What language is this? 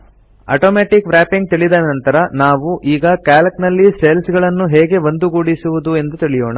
Kannada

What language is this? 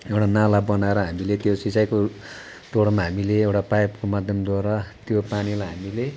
Nepali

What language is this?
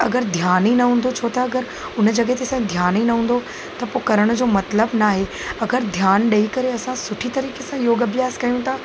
Sindhi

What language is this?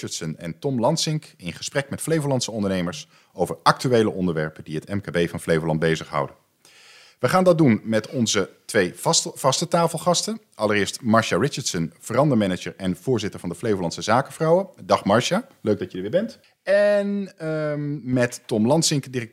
Dutch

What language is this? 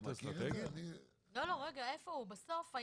Hebrew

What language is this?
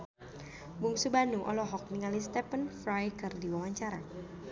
Sundanese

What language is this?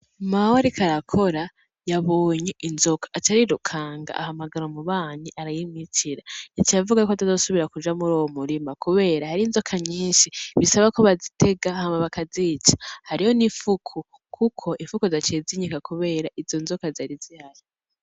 Rundi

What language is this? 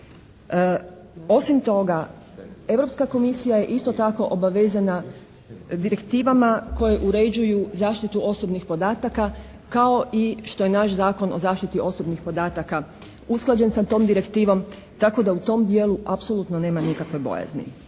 Croatian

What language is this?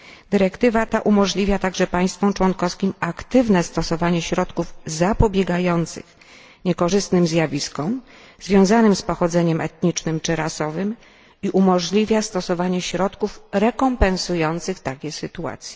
Polish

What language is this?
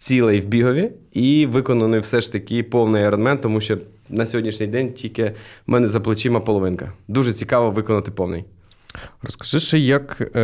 Ukrainian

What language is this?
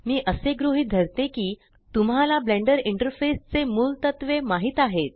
Marathi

